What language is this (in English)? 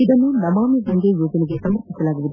Kannada